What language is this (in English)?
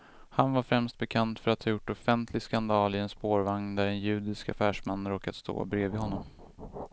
Swedish